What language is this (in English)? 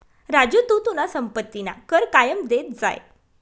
Marathi